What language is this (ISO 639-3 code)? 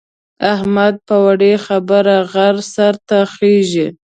pus